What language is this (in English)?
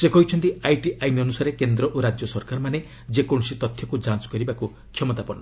Odia